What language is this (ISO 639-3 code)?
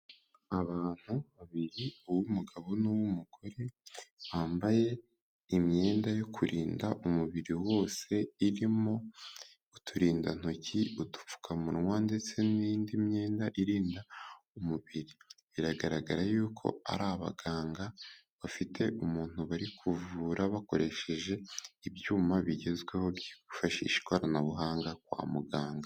kin